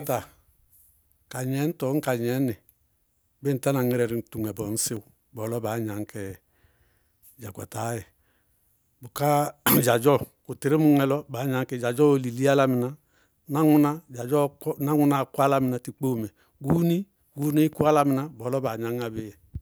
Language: Bago-Kusuntu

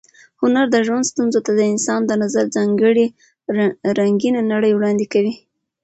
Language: Pashto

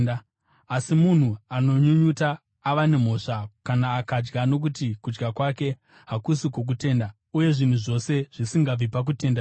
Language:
Shona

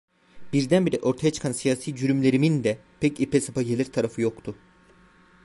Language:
Turkish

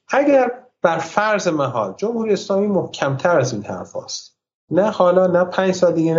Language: Persian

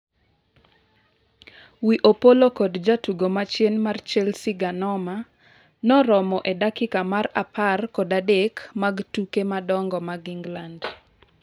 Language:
Luo (Kenya and Tanzania)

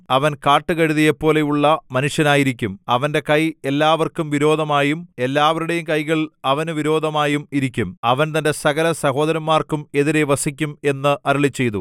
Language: Malayalam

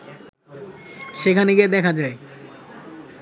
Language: Bangla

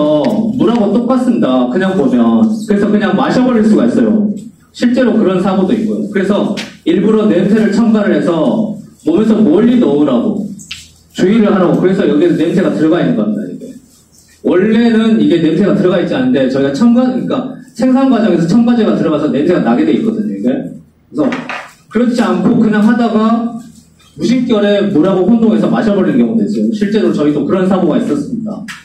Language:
Korean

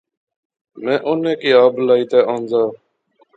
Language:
Pahari-Potwari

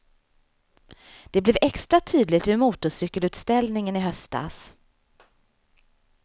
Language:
Swedish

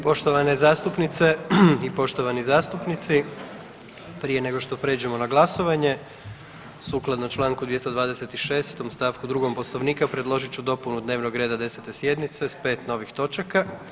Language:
Croatian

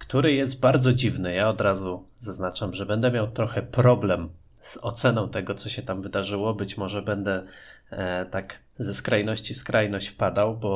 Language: Polish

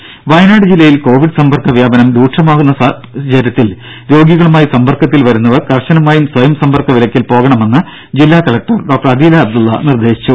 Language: Malayalam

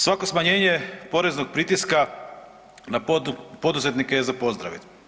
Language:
Croatian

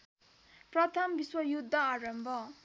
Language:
Nepali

